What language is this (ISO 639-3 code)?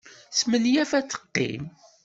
kab